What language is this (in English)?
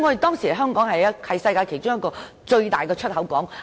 Cantonese